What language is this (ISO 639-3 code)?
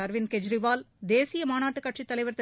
tam